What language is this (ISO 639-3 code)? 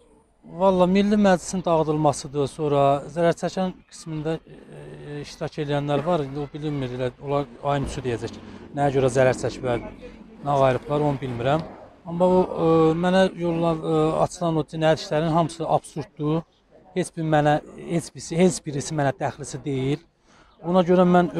tur